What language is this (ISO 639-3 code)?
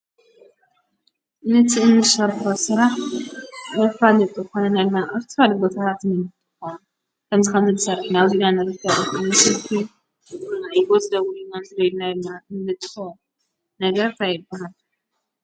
tir